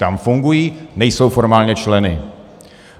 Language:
Czech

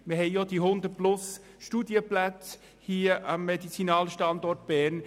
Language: Swiss German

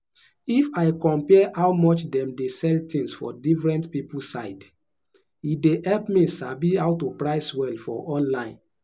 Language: Nigerian Pidgin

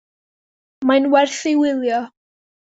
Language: Welsh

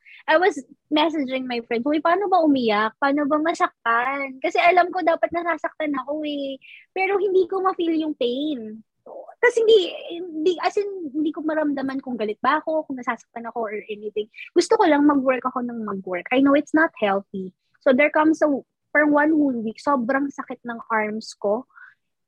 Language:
Filipino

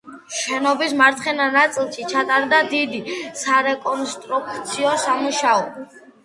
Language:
Georgian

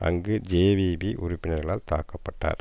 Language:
Tamil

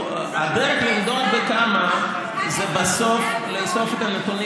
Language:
Hebrew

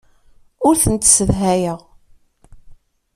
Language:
Kabyle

